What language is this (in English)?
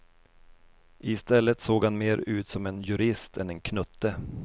Swedish